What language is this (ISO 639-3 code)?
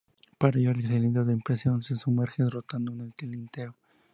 spa